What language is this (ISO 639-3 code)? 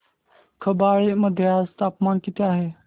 mar